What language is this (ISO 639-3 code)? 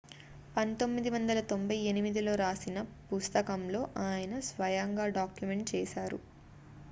tel